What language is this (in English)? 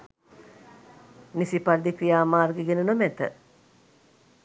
Sinhala